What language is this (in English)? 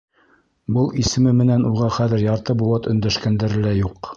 Bashkir